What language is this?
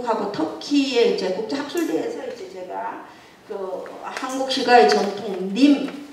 Korean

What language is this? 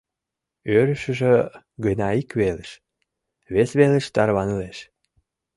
Mari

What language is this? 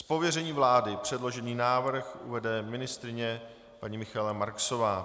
Czech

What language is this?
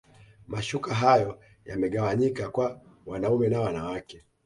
Swahili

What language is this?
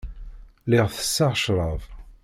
Kabyle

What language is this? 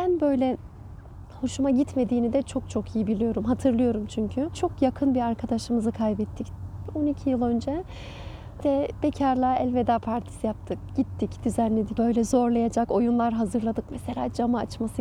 Turkish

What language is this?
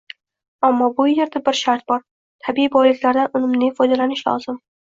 Uzbek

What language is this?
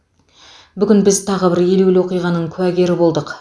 Kazakh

